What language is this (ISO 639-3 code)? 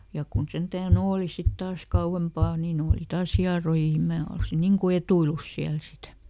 fin